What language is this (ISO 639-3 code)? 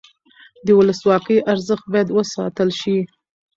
pus